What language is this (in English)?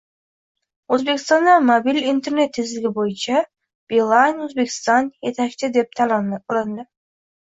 Uzbek